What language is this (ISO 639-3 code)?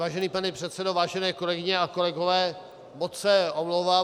ces